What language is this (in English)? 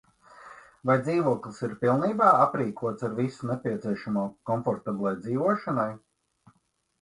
Latvian